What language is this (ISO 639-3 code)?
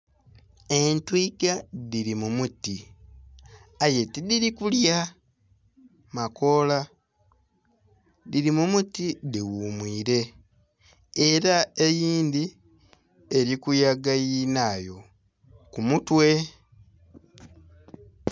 xog